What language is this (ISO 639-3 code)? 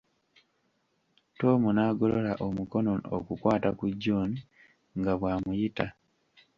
lug